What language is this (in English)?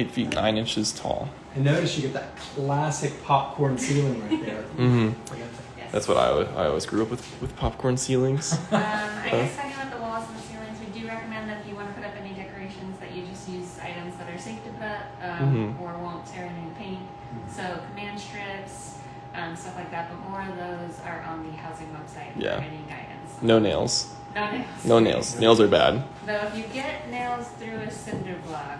English